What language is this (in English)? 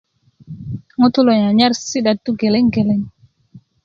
Kuku